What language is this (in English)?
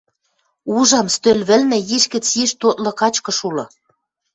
Western Mari